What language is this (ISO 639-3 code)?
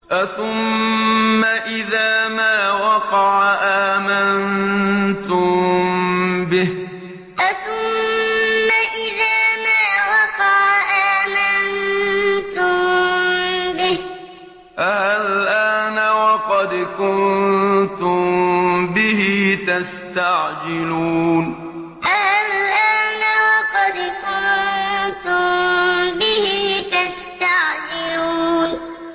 ara